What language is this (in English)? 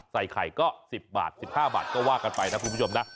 Thai